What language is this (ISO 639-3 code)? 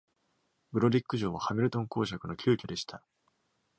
jpn